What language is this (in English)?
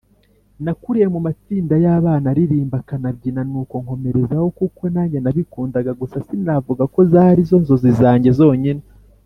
Kinyarwanda